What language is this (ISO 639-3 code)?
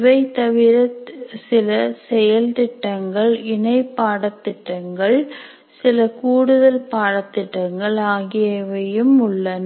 tam